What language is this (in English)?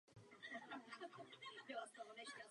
Czech